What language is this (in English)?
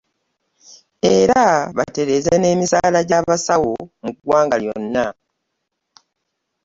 Ganda